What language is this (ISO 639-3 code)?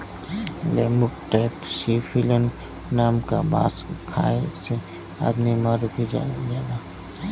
bho